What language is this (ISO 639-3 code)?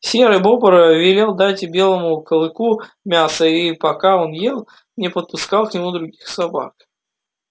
rus